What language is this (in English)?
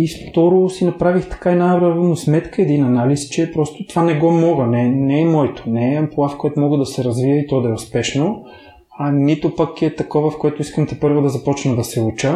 Bulgarian